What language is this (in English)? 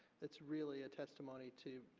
English